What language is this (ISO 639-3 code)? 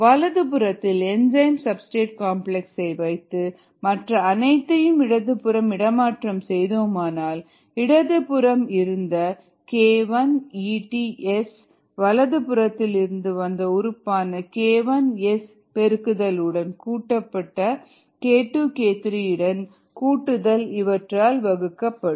tam